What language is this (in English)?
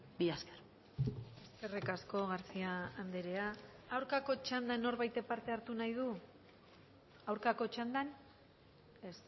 Basque